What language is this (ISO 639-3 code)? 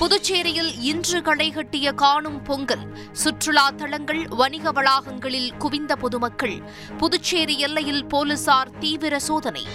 tam